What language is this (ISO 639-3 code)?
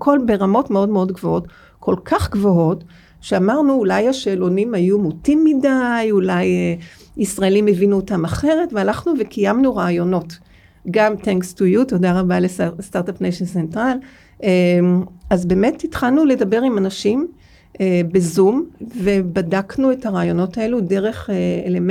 heb